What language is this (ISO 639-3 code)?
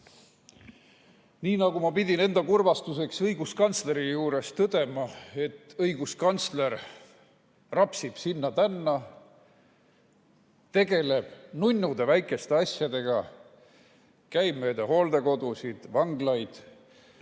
est